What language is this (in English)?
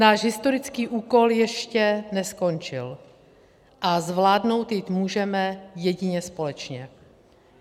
Czech